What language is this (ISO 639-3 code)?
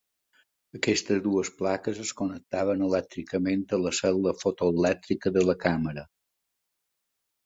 cat